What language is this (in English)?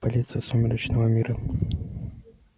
Russian